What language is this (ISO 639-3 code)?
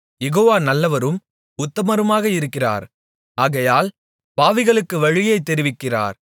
tam